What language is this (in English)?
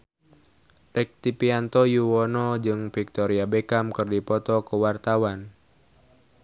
Sundanese